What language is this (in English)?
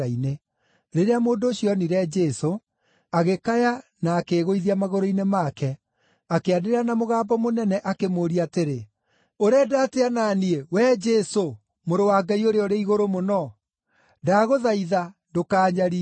Kikuyu